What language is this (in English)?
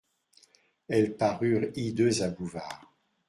French